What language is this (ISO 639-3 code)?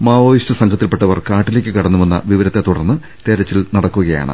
mal